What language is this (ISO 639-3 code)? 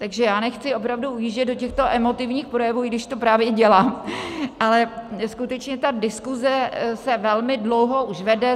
ces